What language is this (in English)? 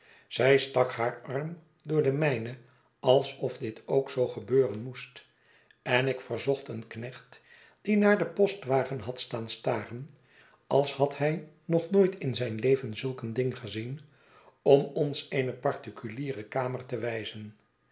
Dutch